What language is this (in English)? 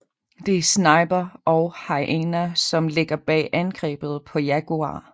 Danish